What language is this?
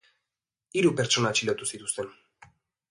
Basque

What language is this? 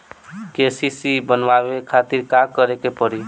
Bhojpuri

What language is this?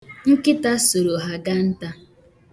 Igbo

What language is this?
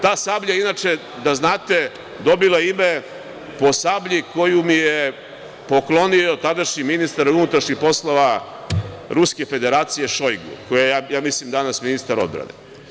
Serbian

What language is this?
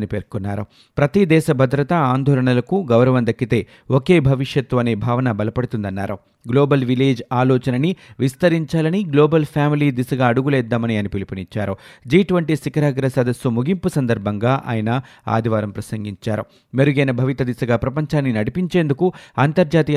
Telugu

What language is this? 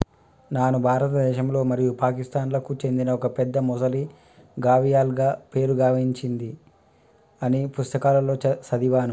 Telugu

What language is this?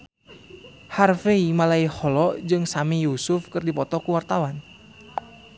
Sundanese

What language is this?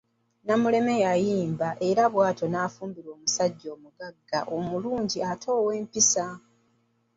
Ganda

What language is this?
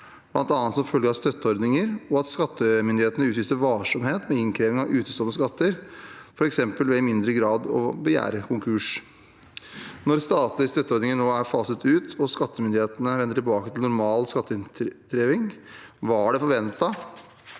Norwegian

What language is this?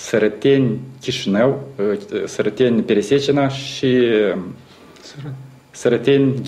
Romanian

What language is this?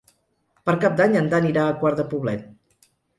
Catalan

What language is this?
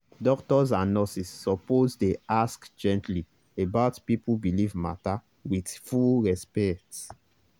Nigerian Pidgin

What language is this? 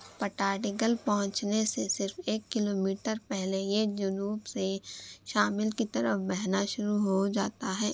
Urdu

